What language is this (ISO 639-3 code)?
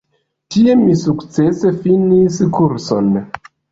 epo